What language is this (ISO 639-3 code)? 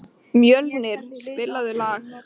isl